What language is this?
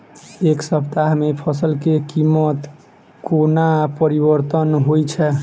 Maithili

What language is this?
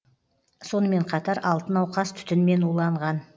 Kazakh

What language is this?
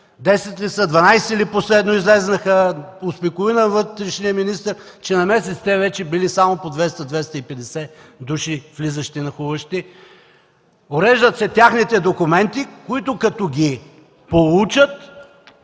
Bulgarian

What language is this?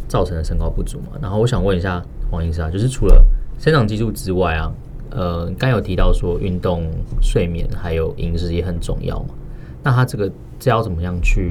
Chinese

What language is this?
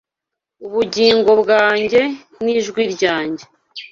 Kinyarwanda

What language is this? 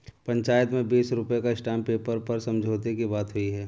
Hindi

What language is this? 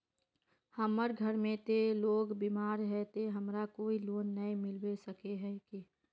Magahi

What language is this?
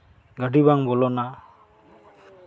Santali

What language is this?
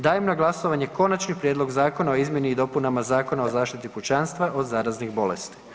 Croatian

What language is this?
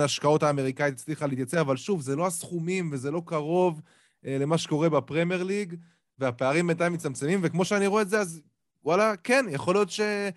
Hebrew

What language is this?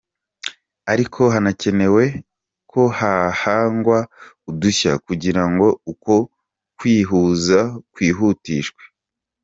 Kinyarwanda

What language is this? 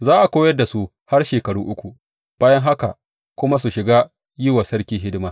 Hausa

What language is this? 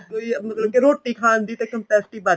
Punjabi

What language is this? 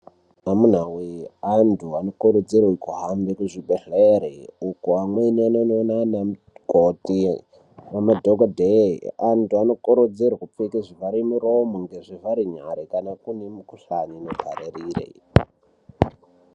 Ndau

